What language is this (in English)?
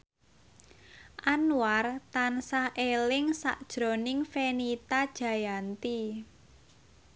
Javanese